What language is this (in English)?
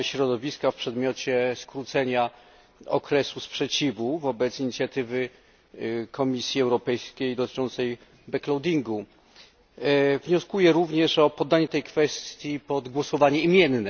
Polish